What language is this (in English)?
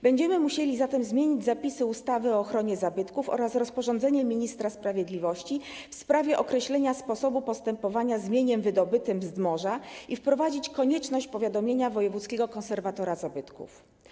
Polish